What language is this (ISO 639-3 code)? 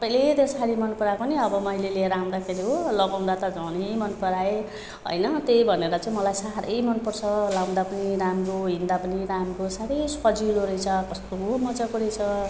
nep